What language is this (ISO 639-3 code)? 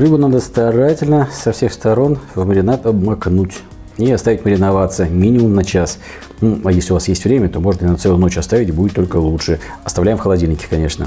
rus